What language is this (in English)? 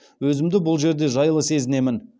Kazakh